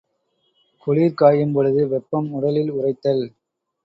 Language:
Tamil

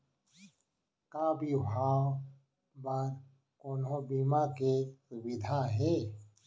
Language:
Chhattisgarhi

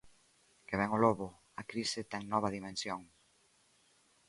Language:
Galician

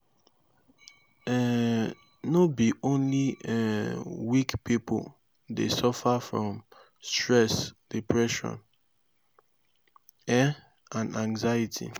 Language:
Nigerian Pidgin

